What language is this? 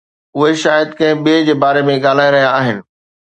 Sindhi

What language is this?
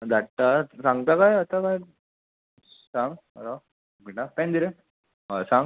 Konkani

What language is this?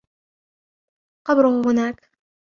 Arabic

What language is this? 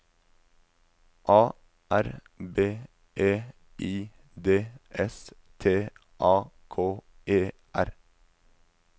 Norwegian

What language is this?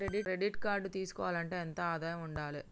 Telugu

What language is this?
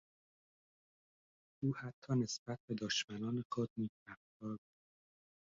Persian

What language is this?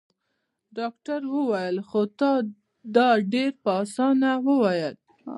Pashto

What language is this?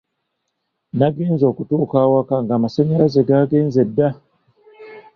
Ganda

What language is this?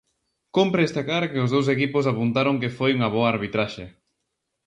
Galician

